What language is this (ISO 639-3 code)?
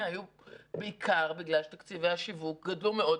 heb